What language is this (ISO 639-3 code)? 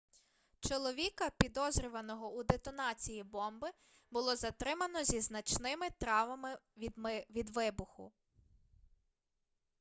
ukr